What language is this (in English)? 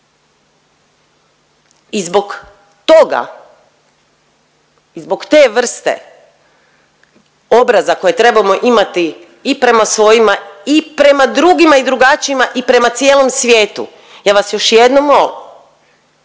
Croatian